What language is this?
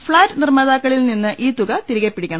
Malayalam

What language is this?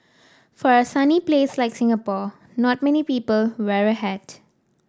English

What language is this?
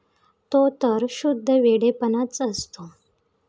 Marathi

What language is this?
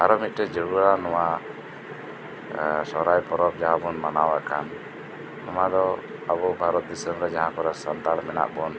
Santali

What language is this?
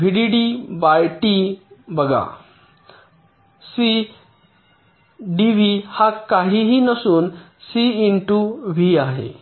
Marathi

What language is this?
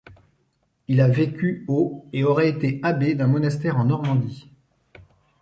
French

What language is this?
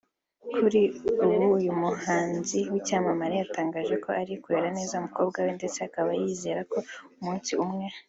Kinyarwanda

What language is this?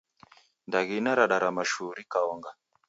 Taita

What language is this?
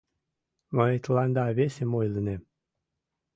Mari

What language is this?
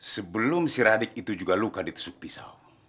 Indonesian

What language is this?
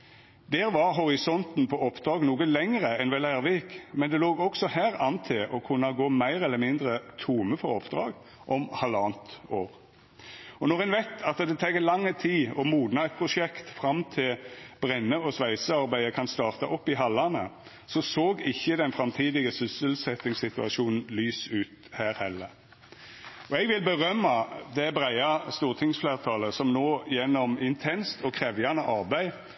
Norwegian Nynorsk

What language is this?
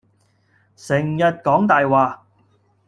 Cantonese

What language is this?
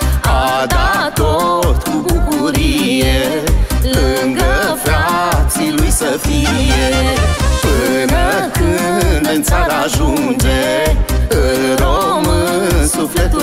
Romanian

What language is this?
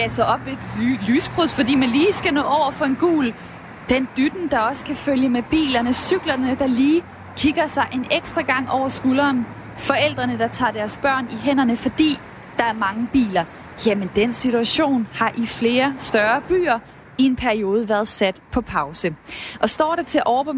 Danish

